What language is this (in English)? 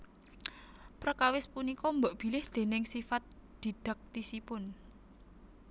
Javanese